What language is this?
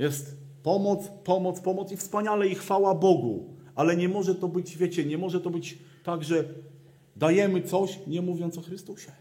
Polish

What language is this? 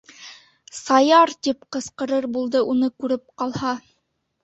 Bashkir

